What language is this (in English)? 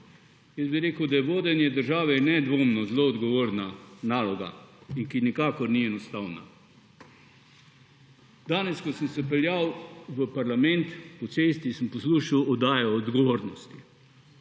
Slovenian